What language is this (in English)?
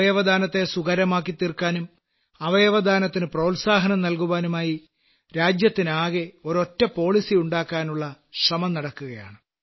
Malayalam